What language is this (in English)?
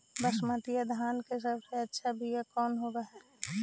Magahi